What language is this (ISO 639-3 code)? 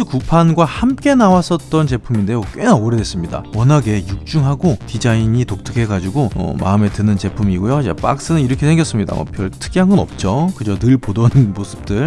kor